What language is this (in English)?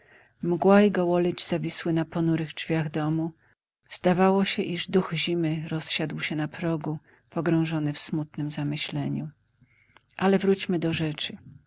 Polish